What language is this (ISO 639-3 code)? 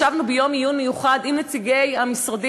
heb